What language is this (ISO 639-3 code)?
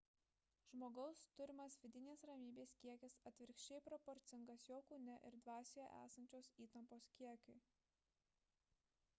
lit